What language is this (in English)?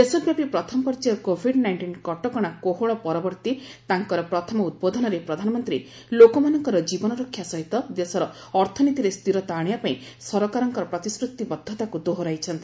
Odia